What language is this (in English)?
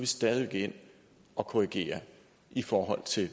Danish